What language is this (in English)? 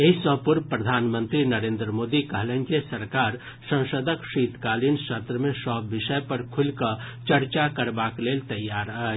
Maithili